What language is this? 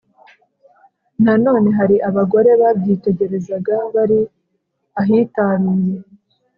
Kinyarwanda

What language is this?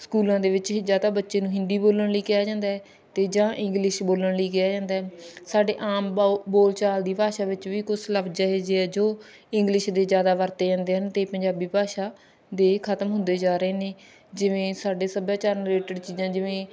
Punjabi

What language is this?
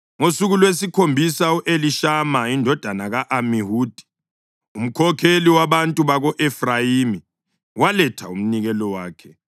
North Ndebele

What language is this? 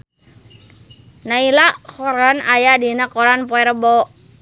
Sundanese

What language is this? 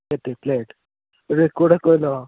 Odia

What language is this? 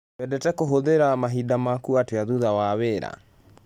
Kikuyu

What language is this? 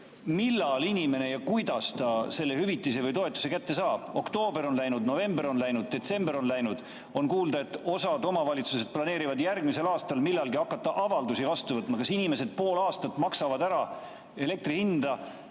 Estonian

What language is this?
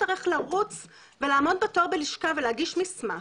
Hebrew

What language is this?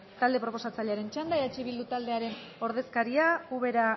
Basque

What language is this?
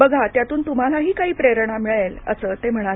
Marathi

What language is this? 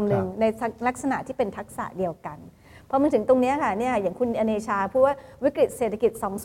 Thai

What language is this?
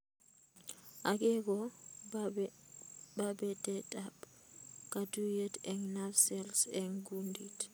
Kalenjin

